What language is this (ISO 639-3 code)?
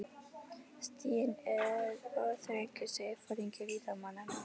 isl